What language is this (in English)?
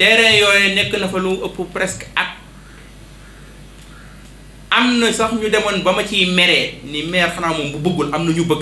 French